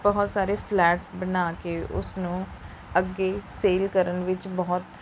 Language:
Punjabi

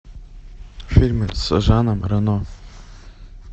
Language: Russian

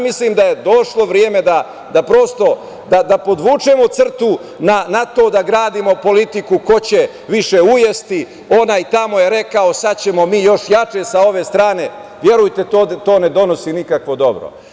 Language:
Serbian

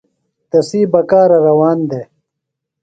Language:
Phalura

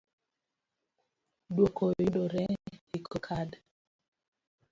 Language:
Luo (Kenya and Tanzania)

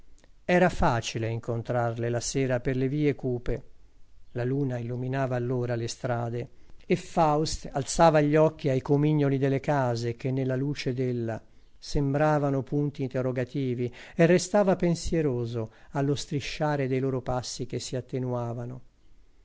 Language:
Italian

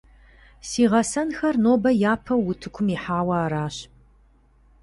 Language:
Kabardian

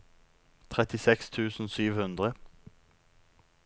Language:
Norwegian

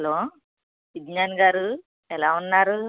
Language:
Telugu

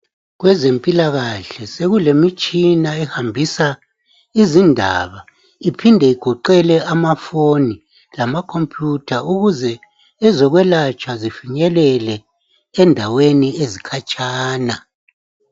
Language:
North Ndebele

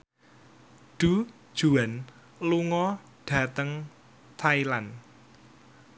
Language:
Javanese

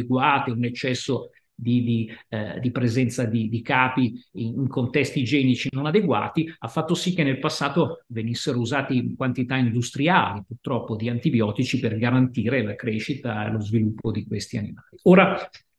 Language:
Italian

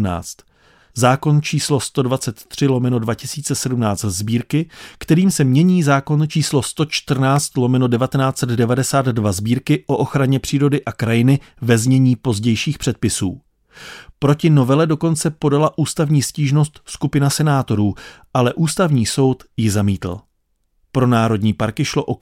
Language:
Czech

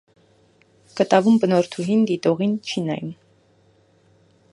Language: Armenian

